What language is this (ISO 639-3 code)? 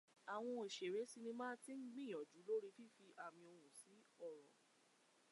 yor